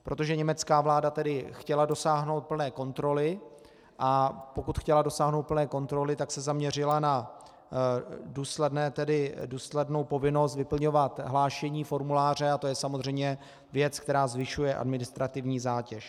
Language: Czech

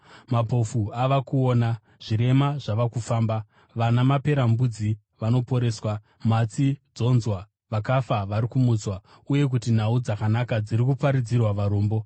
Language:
Shona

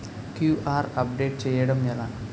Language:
Telugu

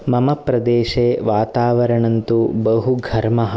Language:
Sanskrit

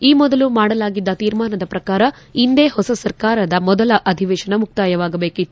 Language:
Kannada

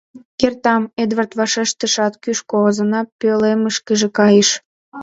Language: Mari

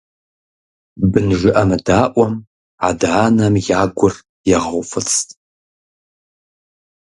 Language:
Kabardian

